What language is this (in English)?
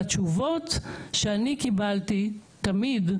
Hebrew